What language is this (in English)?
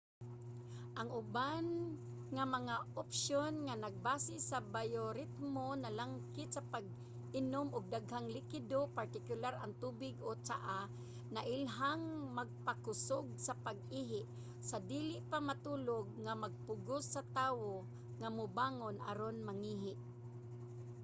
Cebuano